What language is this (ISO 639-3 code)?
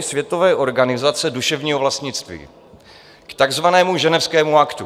ces